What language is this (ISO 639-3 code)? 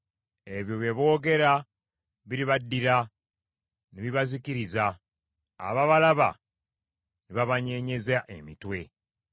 lug